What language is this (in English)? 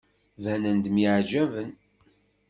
Kabyle